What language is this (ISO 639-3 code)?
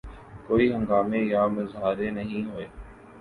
urd